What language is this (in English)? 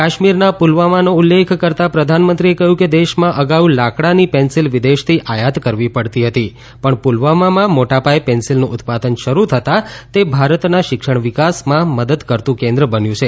Gujarati